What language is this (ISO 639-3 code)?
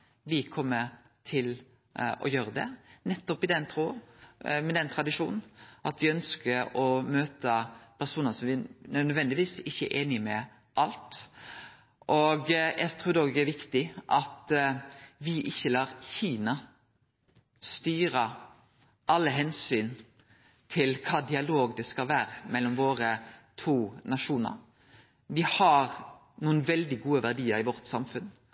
nno